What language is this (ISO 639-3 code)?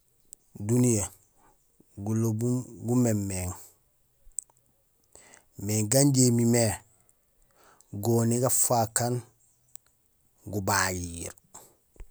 gsl